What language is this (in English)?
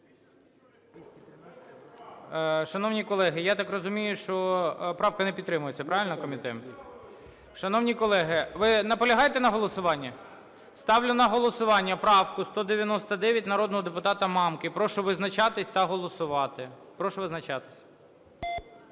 Ukrainian